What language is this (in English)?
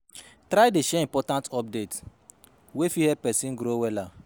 Nigerian Pidgin